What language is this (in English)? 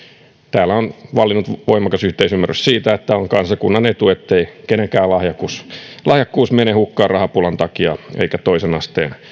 Finnish